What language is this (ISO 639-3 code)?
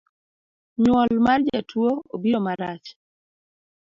luo